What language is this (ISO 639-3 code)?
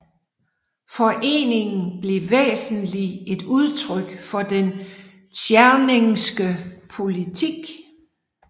dan